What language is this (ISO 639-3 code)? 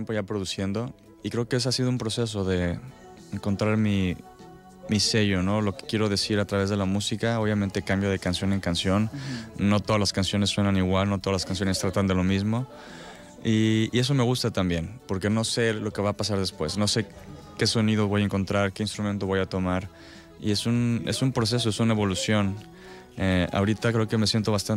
spa